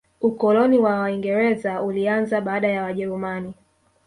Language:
Swahili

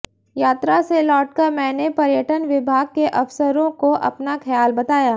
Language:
Hindi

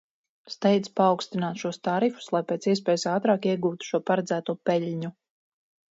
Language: Latvian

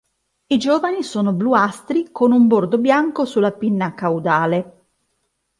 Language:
Italian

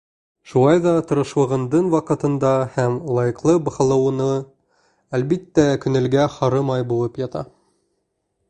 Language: Bashkir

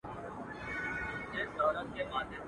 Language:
Pashto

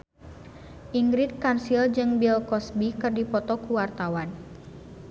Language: Sundanese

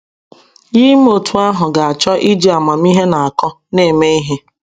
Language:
Igbo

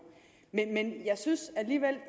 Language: Danish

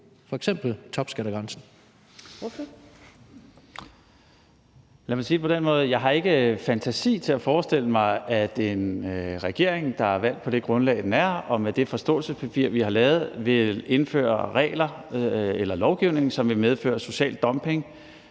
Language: Danish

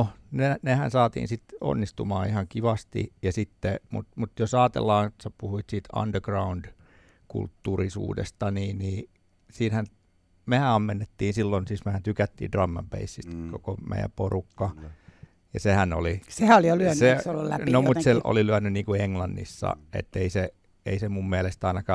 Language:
Finnish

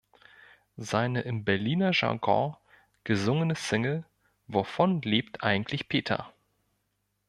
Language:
German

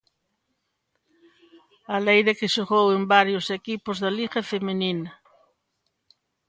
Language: Galician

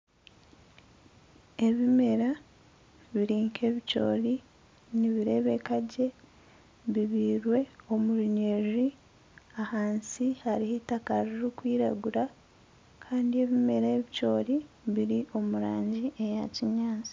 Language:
Nyankole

